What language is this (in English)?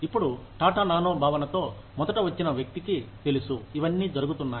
Telugu